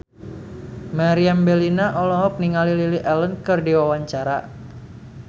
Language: Sundanese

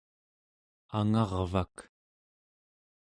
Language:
Central Yupik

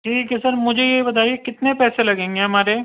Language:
Urdu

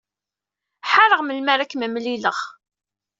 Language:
Kabyle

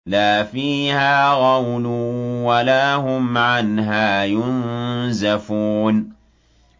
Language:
Arabic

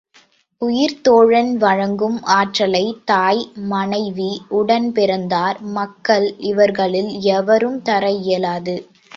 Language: Tamil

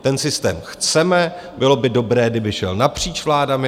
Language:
Czech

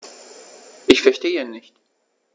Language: German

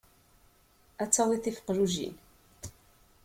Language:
Kabyle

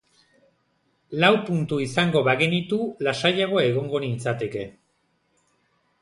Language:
Basque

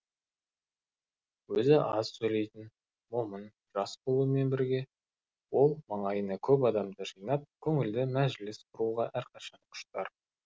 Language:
Kazakh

